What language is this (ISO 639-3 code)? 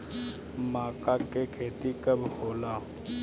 bho